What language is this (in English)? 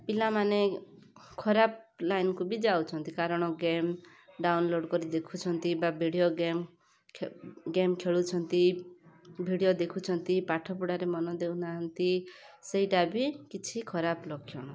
Odia